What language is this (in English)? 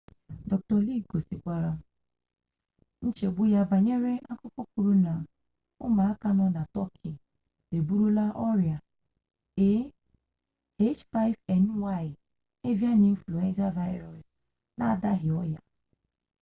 Igbo